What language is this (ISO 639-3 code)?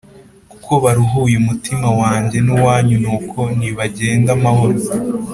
kin